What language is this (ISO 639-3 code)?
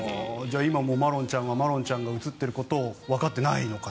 jpn